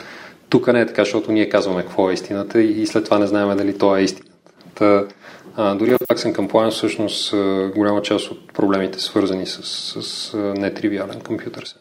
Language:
Bulgarian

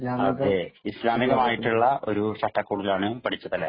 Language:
Malayalam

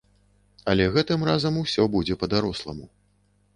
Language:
Belarusian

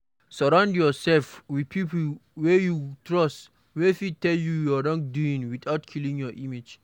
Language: Nigerian Pidgin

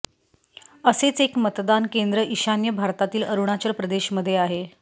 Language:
Marathi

